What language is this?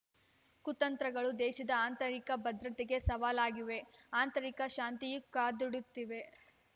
Kannada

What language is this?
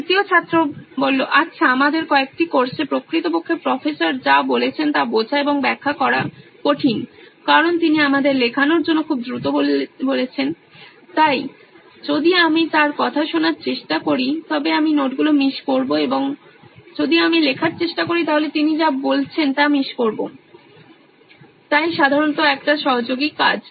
Bangla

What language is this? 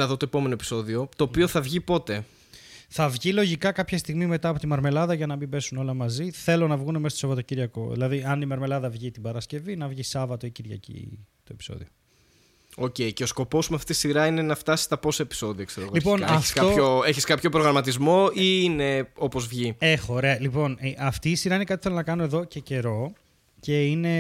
Greek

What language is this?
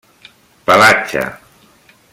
Catalan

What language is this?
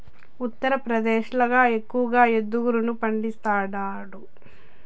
Telugu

